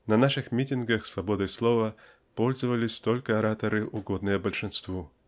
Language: Russian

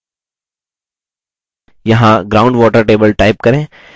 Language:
Hindi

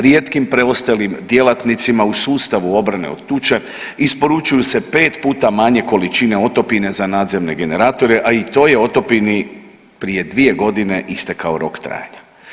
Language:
Croatian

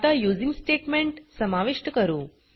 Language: Marathi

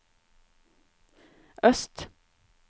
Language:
Norwegian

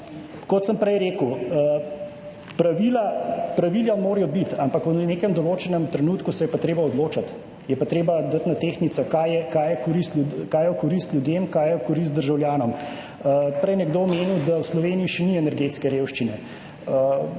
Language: Slovenian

